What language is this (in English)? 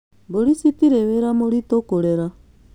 Kikuyu